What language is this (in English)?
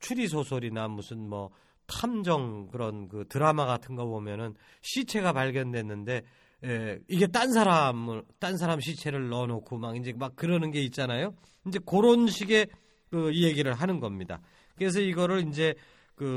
Korean